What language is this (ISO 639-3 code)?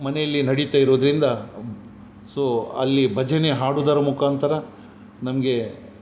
kan